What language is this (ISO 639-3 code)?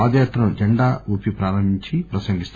tel